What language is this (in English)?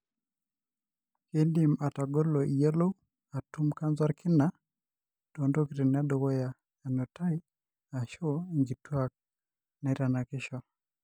Masai